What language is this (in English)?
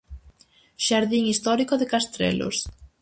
Galician